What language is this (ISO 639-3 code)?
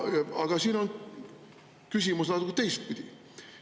est